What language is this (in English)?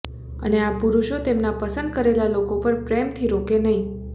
Gujarati